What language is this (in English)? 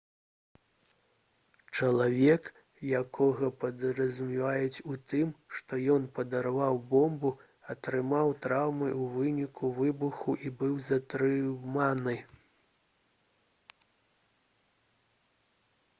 Belarusian